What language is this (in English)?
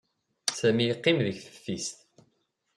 Kabyle